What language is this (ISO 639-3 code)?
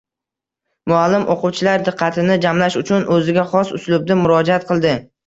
uzb